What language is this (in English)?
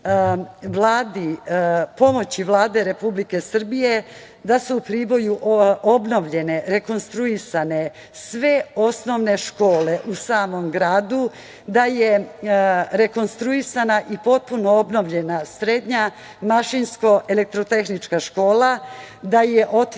Serbian